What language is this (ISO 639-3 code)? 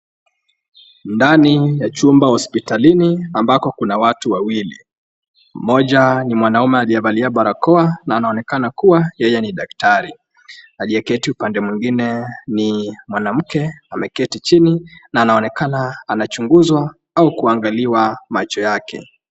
swa